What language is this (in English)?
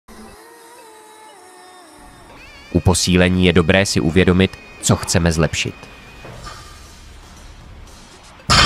Czech